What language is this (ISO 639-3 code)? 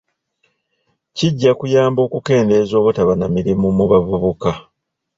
lug